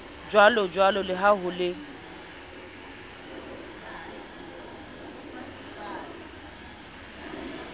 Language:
Southern Sotho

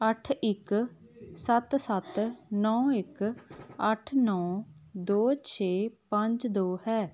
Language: Punjabi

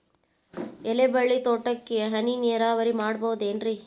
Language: Kannada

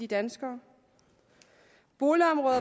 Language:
Danish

